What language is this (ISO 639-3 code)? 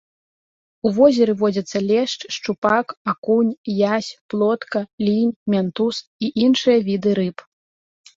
bel